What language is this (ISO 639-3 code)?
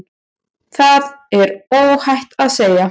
isl